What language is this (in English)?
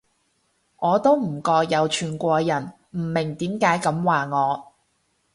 Cantonese